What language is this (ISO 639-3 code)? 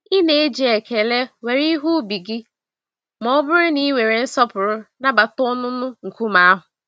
ibo